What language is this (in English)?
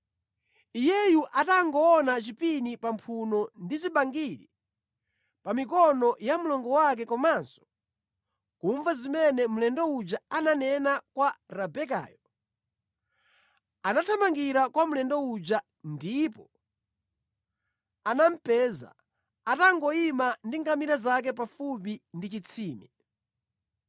Nyanja